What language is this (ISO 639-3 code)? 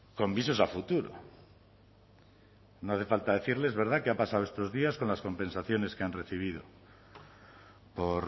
spa